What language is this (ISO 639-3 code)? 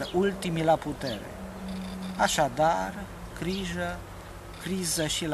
ron